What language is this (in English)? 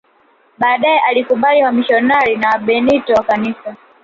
Swahili